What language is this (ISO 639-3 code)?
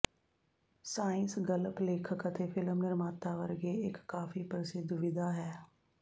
pan